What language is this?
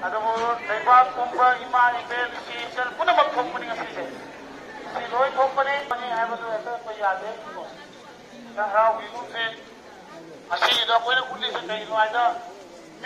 Arabic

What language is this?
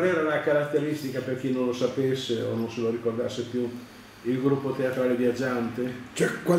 Italian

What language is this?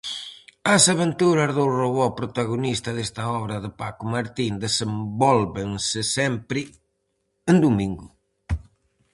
Galician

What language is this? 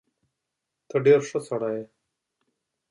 Pashto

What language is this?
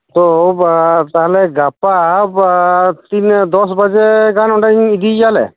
Santali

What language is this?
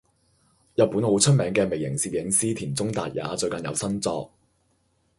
Cantonese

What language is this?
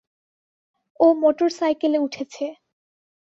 Bangla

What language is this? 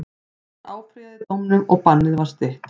Icelandic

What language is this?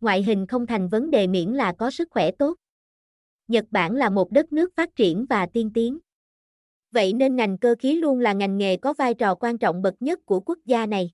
Vietnamese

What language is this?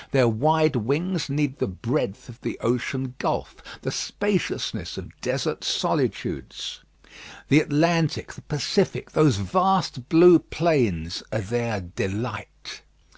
English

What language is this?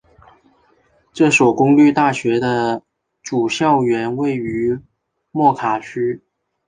Chinese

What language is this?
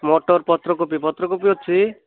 Odia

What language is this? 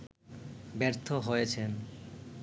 Bangla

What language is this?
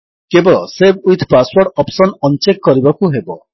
Odia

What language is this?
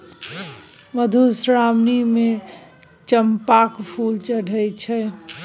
Maithili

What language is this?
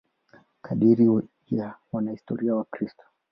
Swahili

